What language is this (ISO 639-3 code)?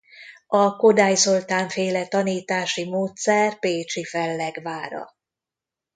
hun